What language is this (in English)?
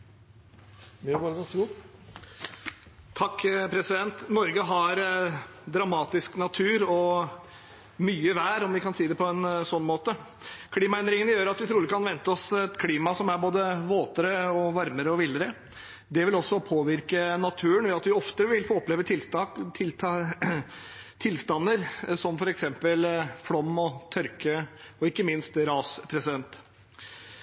Norwegian Bokmål